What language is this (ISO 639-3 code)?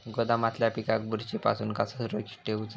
mar